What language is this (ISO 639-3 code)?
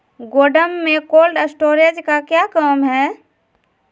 mag